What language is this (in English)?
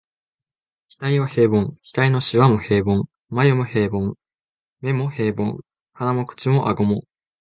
Japanese